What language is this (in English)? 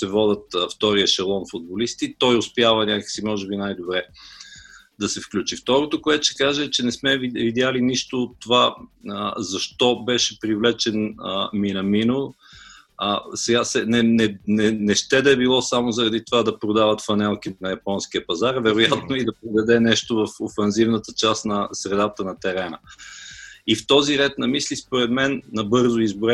Bulgarian